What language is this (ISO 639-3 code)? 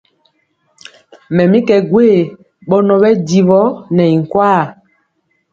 mcx